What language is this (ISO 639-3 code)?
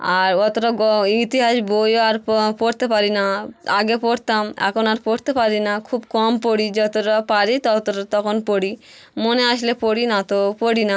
ben